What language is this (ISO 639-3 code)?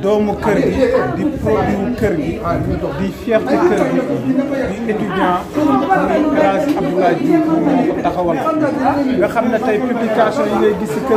kor